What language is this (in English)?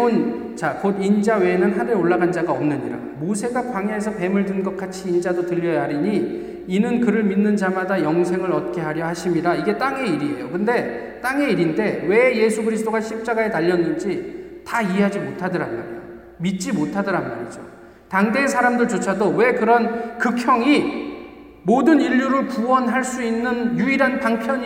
Korean